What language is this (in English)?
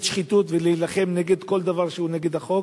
Hebrew